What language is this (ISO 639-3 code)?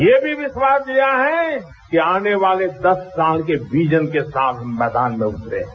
hin